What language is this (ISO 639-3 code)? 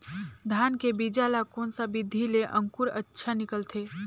hne